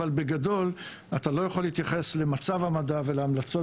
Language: Hebrew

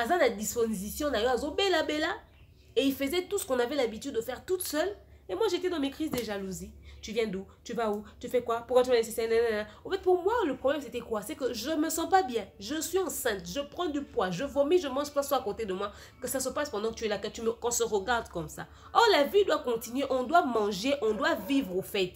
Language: French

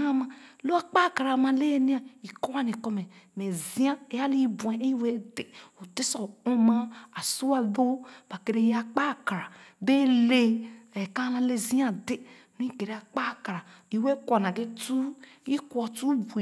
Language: Khana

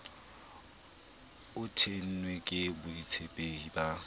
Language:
Southern Sotho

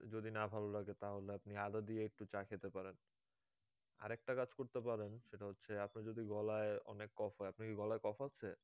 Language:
Bangla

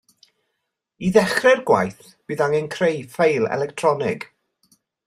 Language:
Welsh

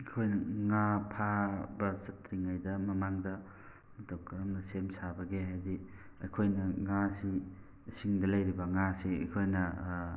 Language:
Manipuri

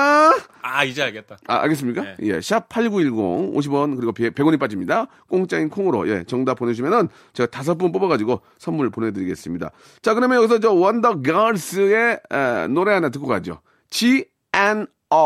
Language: Korean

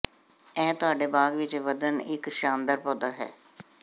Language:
Punjabi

